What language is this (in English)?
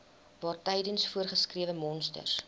Afrikaans